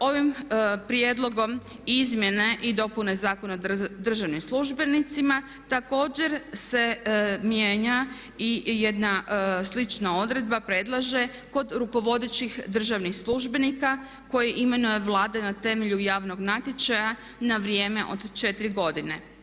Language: Croatian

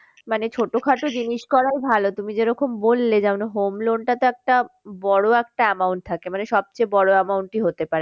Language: Bangla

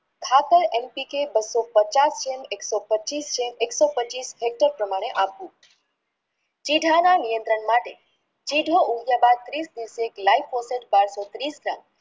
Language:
Gujarati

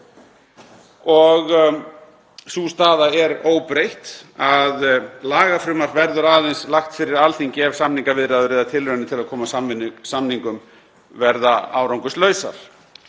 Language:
Icelandic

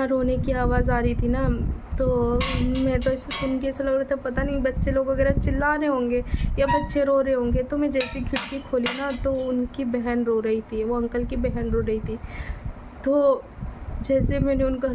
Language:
Hindi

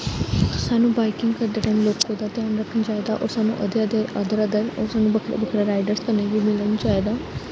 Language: Dogri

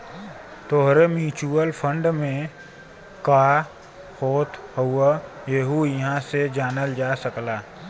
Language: Bhojpuri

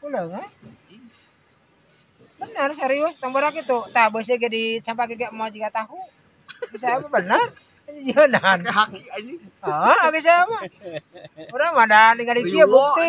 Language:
Indonesian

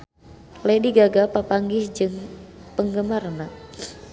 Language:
Sundanese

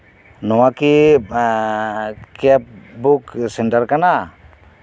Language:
Santali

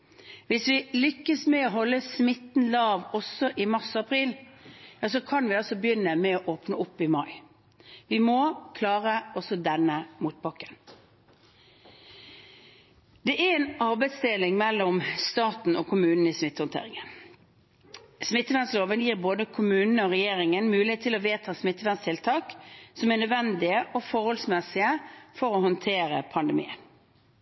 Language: Norwegian Bokmål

